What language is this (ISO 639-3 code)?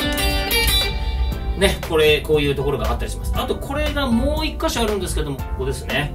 jpn